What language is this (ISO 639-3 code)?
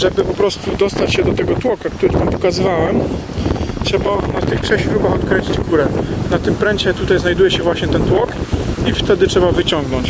pol